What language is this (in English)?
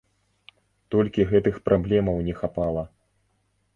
Belarusian